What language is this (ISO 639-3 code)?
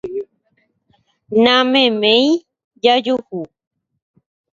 grn